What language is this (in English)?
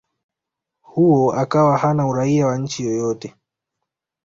Swahili